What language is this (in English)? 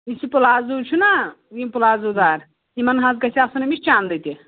Kashmiri